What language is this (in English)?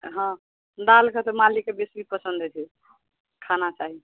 Maithili